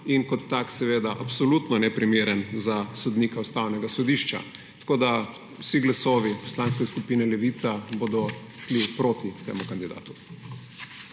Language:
Slovenian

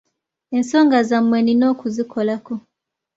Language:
Ganda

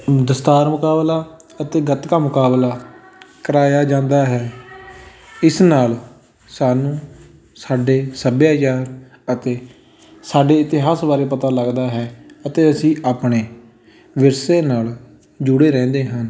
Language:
Punjabi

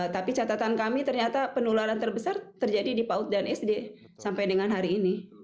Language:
Indonesian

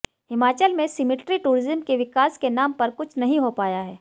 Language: Hindi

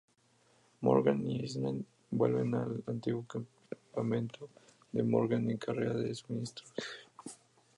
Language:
Spanish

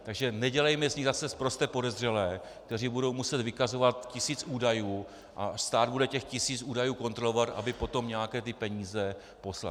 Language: Czech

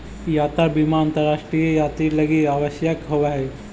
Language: Magahi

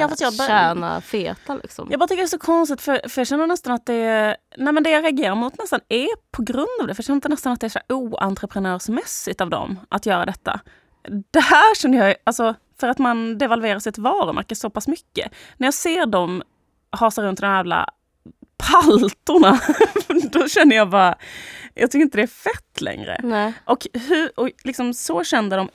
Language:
Swedish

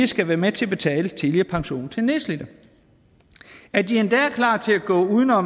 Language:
Danish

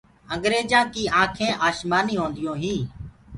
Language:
Gurgula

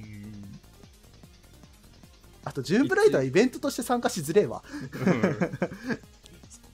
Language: Japanese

